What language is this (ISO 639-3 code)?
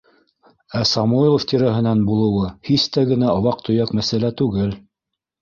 bak